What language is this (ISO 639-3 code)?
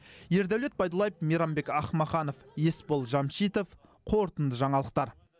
kaz